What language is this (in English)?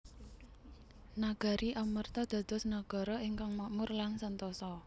Javanese